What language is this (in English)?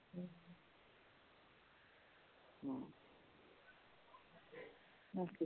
Punjabi